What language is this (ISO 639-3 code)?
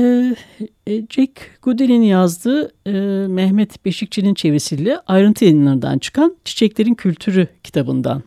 tur